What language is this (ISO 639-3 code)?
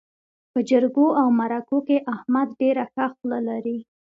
pus